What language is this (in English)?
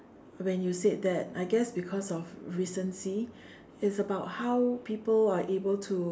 English